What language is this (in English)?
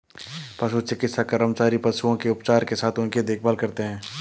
Hindi